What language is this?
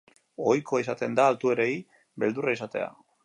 Basque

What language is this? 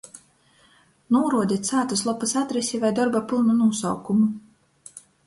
Latgalian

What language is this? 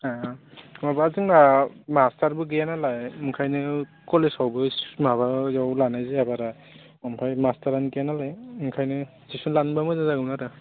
Bodo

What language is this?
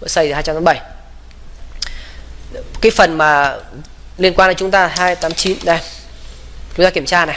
Vietnamese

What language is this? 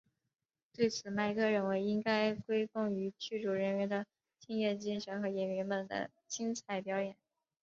Chinese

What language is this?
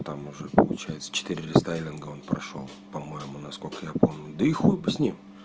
Russian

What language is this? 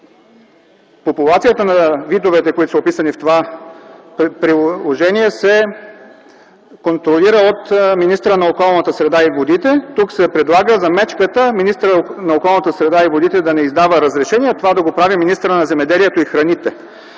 Bulgarian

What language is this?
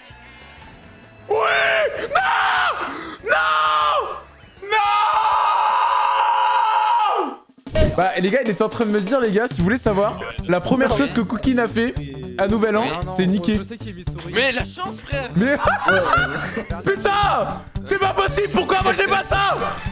French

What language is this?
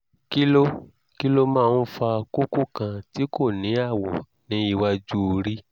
Yoruba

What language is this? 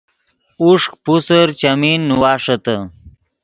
Yidgha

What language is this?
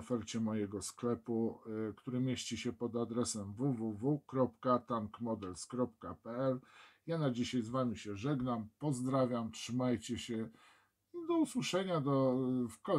Polish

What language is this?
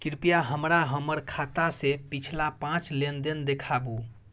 Maithili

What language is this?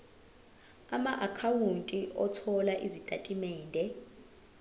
Zulu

